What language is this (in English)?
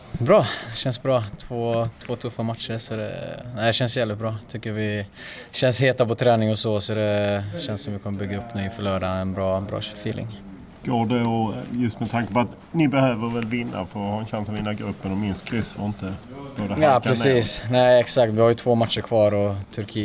Swedish